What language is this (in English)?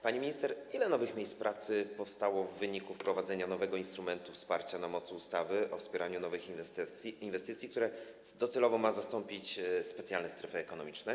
Polish